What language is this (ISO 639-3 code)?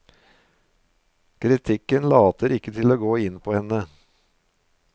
nor